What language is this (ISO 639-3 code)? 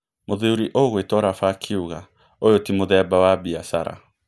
kik